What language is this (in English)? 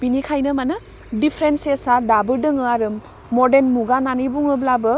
Bodo